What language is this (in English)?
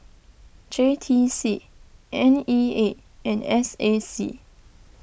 English